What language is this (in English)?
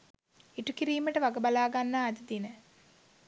Sinhala